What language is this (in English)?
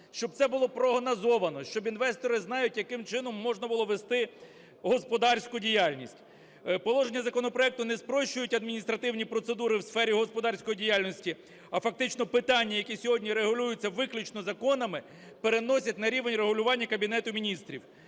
Ukrainian